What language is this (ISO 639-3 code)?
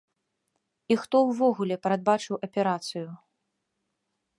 bel